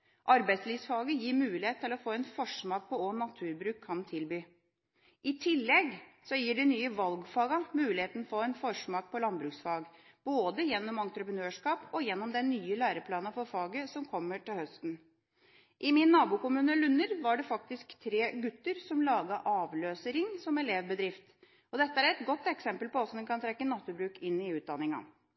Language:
Norwegian Bokmål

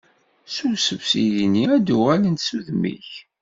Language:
Kabyle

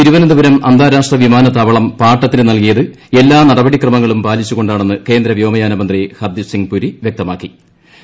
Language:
Malayalam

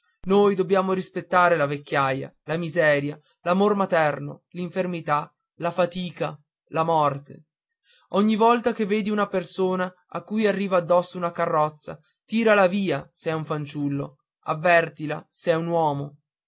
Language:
Italian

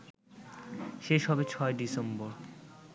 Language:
Bangla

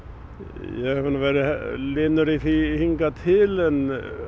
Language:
Icelandic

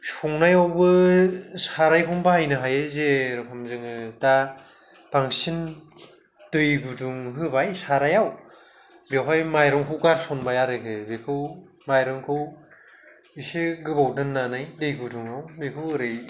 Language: Bodo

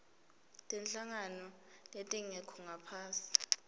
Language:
Swati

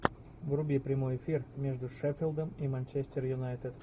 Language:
Russian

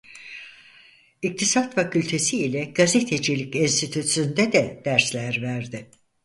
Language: Turkish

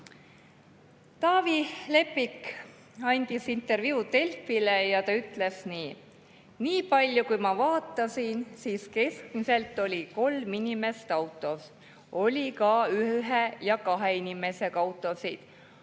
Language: Estonian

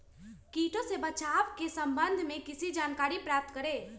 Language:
Magahi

